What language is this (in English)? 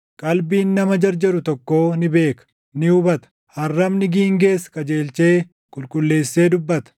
Oromo